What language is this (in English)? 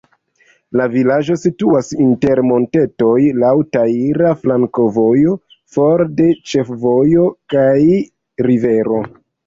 Esperanto